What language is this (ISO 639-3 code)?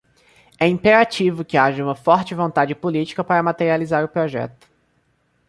por